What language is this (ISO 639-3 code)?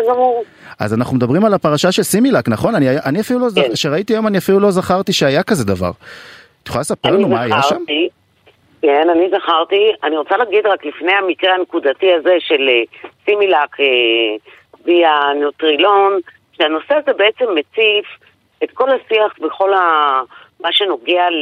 heb